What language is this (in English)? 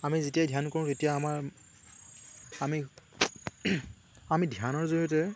Assamese